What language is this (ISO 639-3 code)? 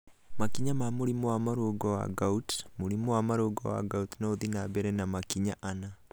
kik